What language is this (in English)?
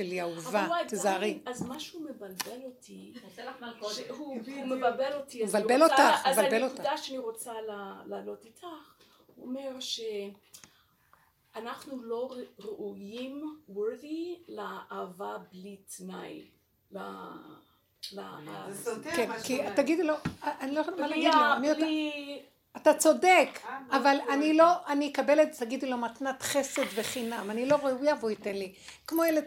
Hebrew